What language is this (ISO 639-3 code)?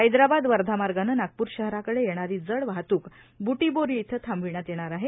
mar